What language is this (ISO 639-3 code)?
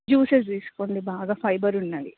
tel